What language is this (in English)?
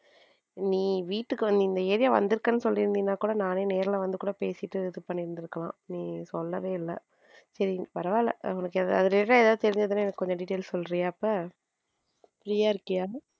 Tamil